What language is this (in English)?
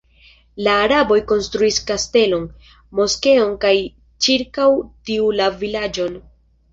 Esperanto